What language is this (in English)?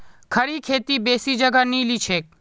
Magahi